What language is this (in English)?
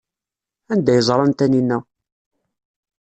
Kabyle